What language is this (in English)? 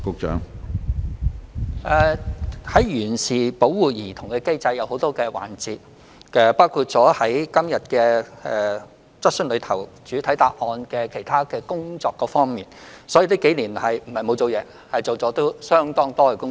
Cantonese